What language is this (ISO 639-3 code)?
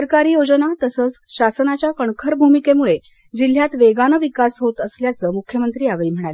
mar